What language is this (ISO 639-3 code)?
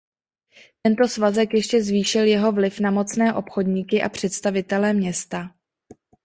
ces